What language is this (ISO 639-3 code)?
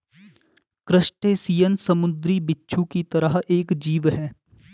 hin